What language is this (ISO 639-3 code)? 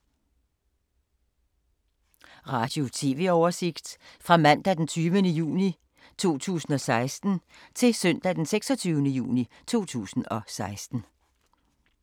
dan